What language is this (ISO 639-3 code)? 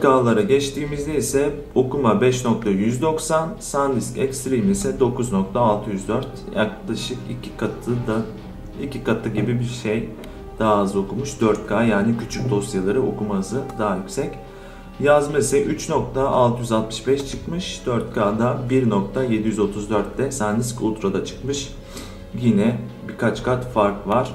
tur